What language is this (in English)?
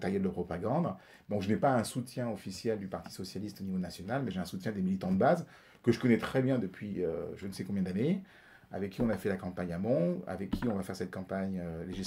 French